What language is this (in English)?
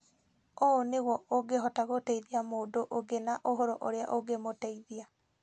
Kikuyu